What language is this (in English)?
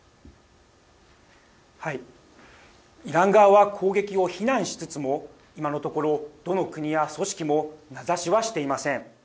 Japanese